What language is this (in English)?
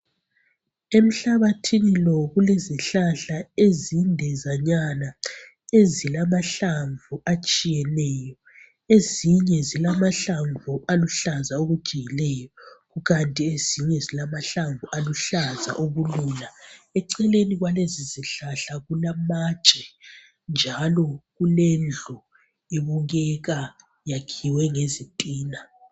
North Ndebele